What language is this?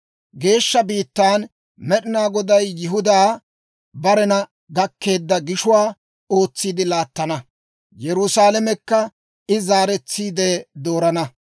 Dawro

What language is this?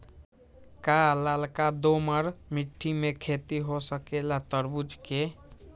Magahi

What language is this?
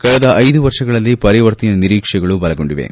Kannada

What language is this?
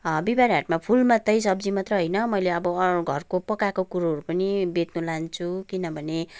Nepali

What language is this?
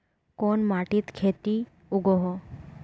Magahi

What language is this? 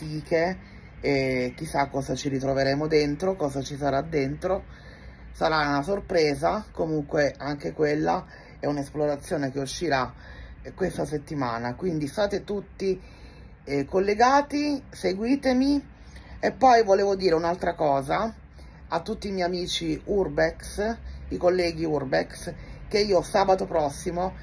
Italian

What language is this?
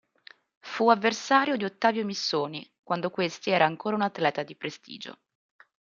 Italian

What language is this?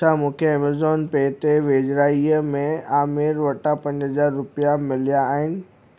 Sindhi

